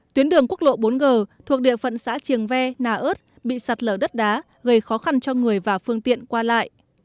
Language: Vietnamese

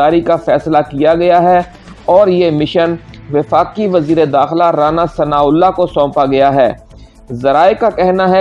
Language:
Urdu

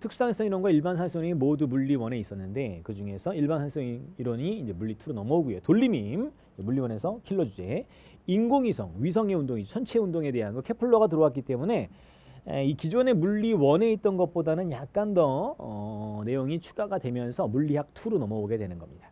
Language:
Korean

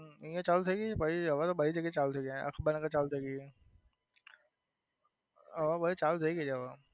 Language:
Gujarati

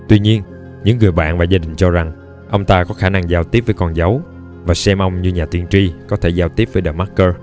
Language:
Vietnamese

